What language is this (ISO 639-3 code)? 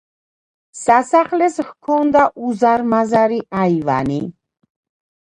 kat